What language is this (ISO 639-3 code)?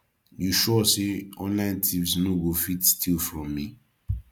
pcm